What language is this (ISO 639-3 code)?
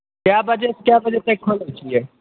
mai